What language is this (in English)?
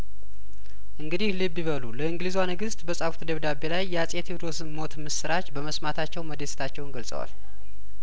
Amharic